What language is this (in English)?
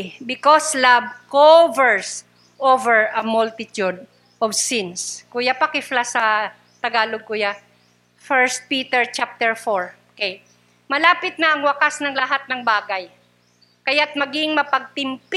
Filipino